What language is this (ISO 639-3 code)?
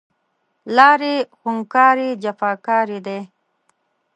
pus